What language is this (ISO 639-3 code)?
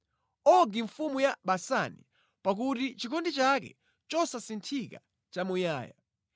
nya